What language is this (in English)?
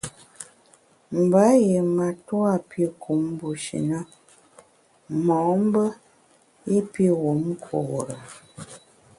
Bamun